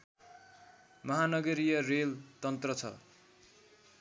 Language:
Nepali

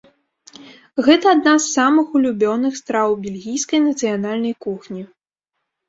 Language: Belarusian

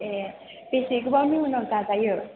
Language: Bodo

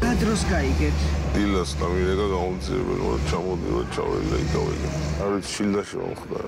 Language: Romanian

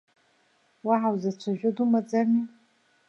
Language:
Abkhazian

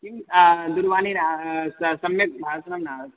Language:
Sanskrit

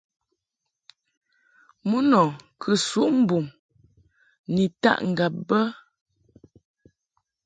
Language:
Mungaka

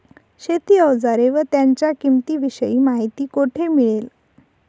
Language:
Marathi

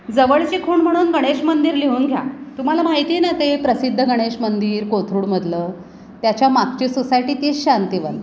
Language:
Marathi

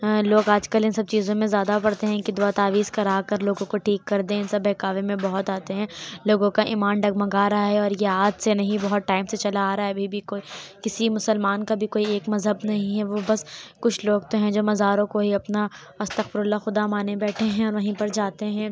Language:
Urdu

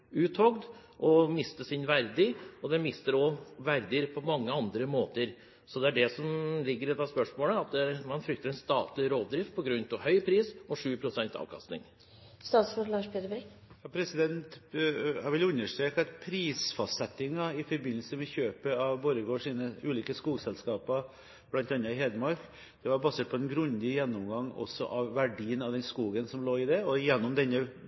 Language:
Norwegian Bokmål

